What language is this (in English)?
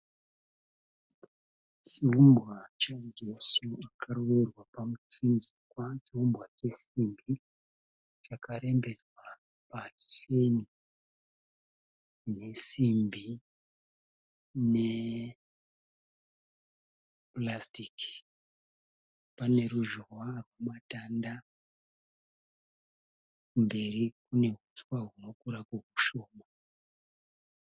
Shona